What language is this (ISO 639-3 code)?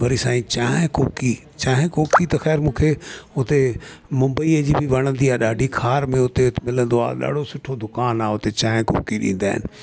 snd